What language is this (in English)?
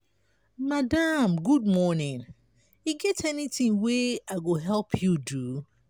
Nigerian Pidgin